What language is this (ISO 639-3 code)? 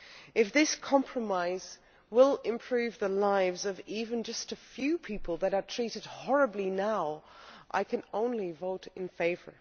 eng